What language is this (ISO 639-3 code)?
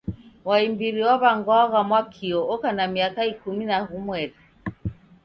dav